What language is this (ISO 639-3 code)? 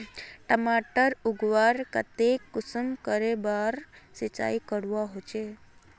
mag